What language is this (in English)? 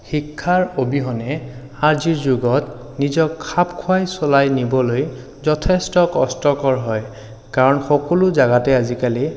Assamese